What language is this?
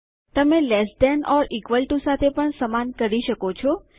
Gujarati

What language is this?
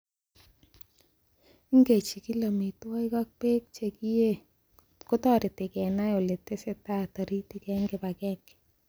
Kalenjin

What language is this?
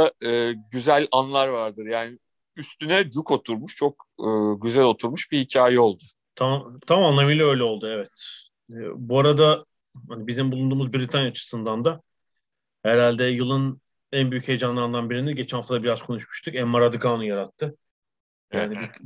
Turkish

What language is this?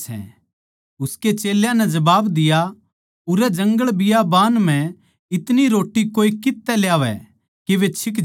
Haryanvi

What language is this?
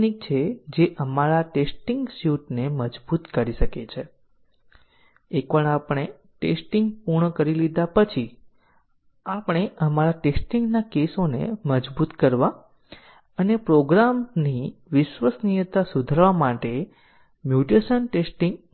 Gujarati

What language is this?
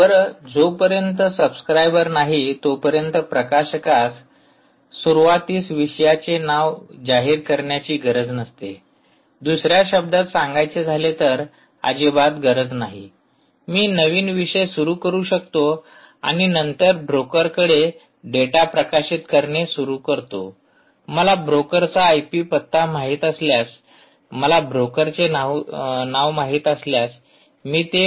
Marathi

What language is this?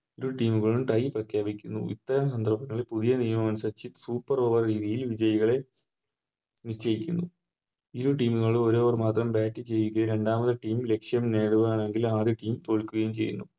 Malayalam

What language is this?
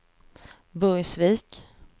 Swedish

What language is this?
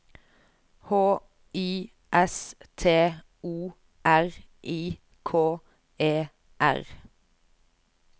Norwegian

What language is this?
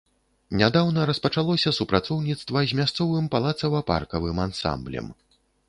Belarusian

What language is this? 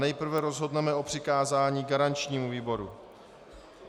Czech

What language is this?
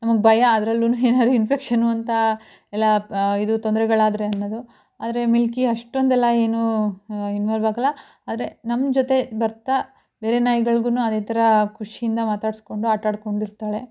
Kannada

